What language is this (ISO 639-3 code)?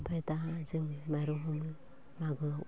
brx